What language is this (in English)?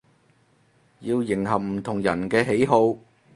Cantonese